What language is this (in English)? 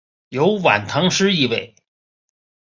Chinese